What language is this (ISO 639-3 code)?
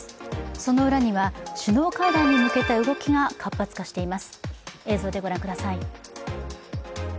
jpn